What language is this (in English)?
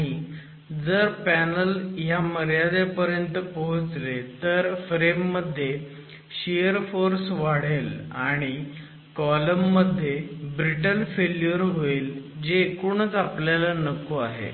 Marathi